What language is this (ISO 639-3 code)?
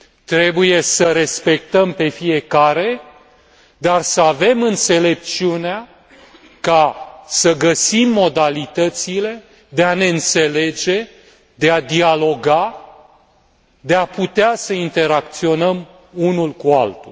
ron